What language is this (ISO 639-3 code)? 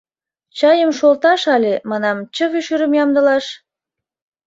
chm